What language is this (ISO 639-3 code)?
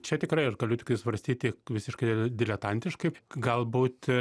lit